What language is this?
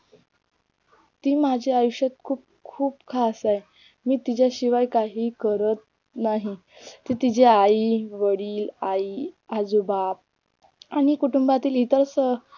Marathi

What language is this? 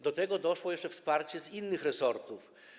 Polish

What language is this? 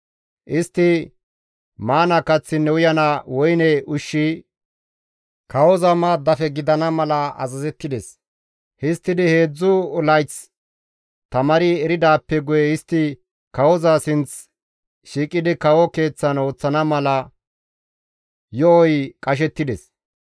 Gamo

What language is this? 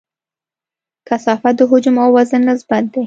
Pashto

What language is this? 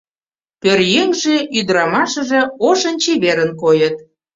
Mari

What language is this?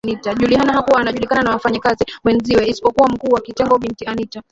Swahili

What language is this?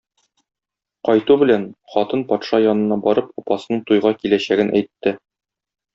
Tatar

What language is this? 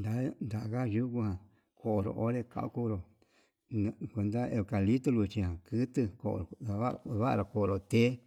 Yutanduchi Mixtec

